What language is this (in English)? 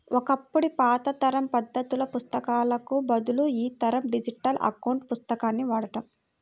Telugu